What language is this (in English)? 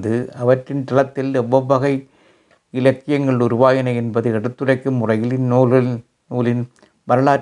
Tamil